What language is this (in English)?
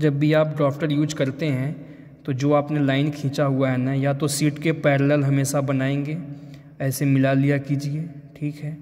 Hindi